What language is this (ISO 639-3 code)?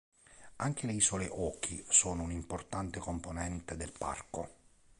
ita